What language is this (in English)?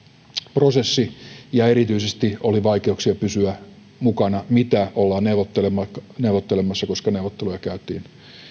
Finnish